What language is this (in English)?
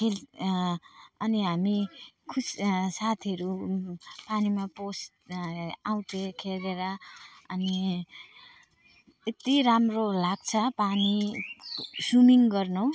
Nepali